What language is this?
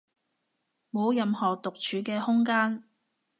Cantonese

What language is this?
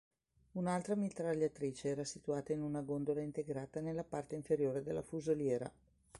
Italian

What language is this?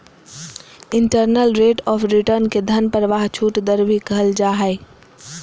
Magahi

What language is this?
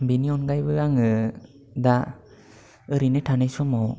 Bodo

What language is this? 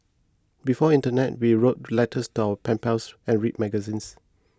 English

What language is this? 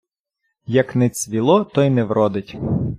Ukrainian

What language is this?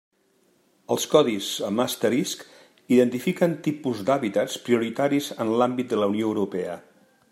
Catalan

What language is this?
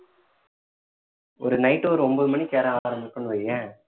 Tamil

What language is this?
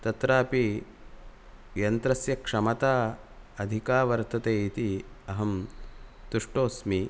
Sanskrit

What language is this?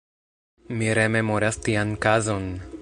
Esperanto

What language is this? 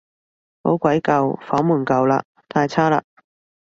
Cantonese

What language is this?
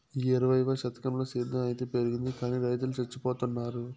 Telugu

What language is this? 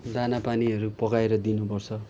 Nepali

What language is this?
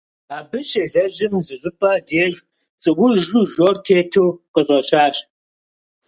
Kabardian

